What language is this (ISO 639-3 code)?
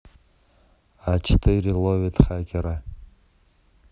rus